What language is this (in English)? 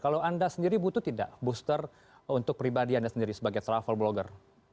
Indonesian